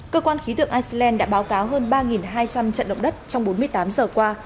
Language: Vietnamese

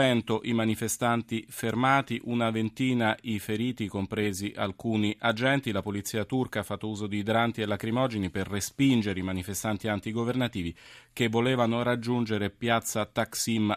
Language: Italian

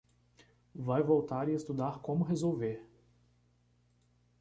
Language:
Portuguese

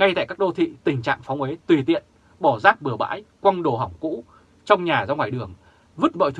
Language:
Vietnamese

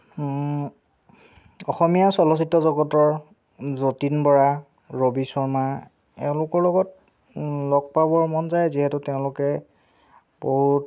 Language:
Assamese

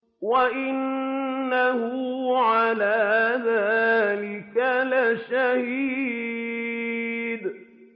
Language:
Arabic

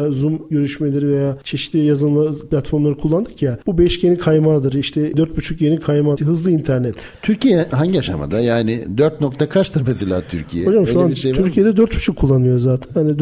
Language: Turkish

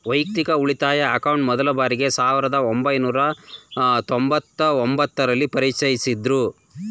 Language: Kannada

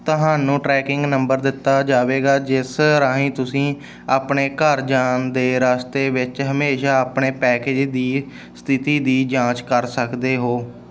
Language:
Punjabi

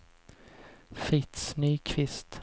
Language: Swedish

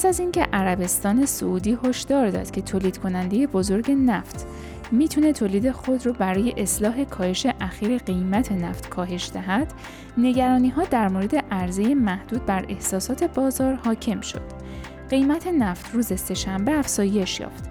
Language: Persian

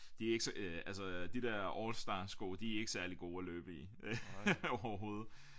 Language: Danish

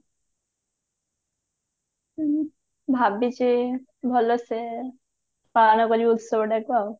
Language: Odia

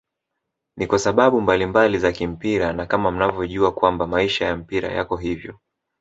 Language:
Swahili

